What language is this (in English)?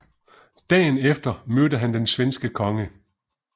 Danish